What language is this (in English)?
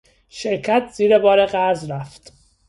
Persian